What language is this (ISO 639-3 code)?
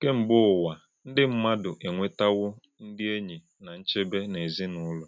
ibo